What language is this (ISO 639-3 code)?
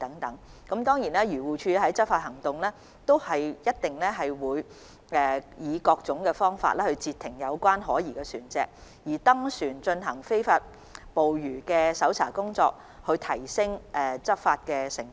yue